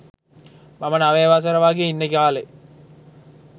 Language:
Sinhala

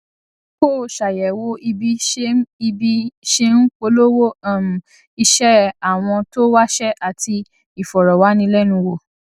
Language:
Yoruba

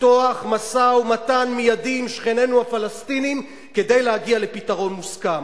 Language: Hebrew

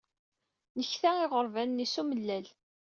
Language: Kabyle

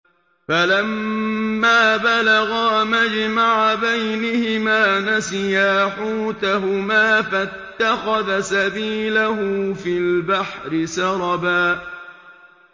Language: Arabic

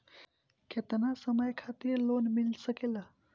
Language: Bhojpuri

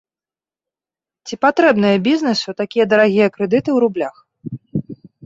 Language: Belarusian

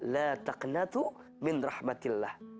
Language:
Indonesian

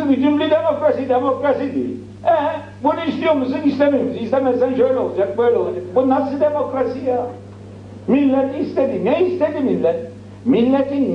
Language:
Turkish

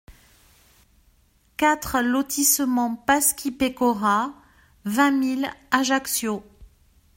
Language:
French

